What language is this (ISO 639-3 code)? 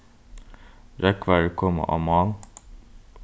fao